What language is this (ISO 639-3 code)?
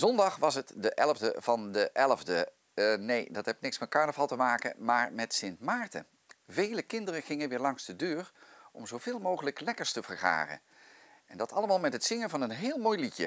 nld